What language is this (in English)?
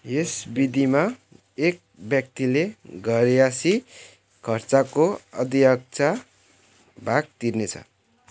Nepali